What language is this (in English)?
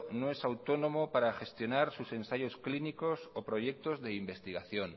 Spanish